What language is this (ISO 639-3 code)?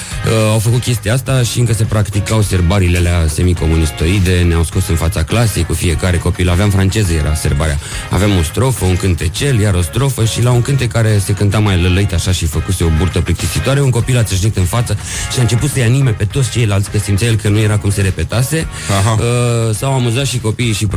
ron